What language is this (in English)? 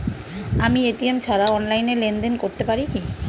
Bangla